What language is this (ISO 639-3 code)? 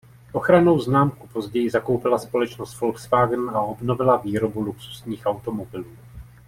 ces